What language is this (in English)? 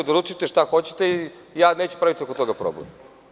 Serbian